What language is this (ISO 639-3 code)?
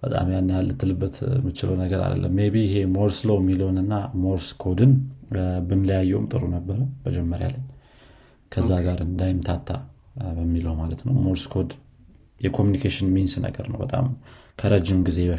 amh